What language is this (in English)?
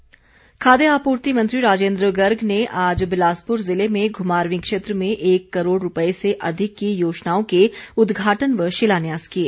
Hindi